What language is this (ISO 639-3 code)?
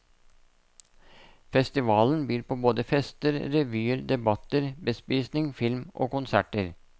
nor